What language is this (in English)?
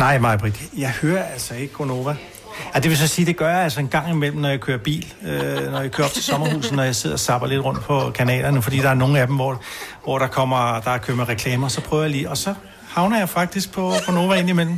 Danish